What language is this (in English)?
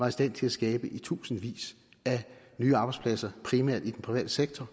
Danish